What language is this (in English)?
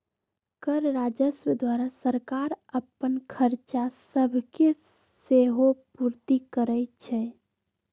Magahi